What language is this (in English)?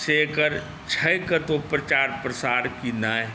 Maithili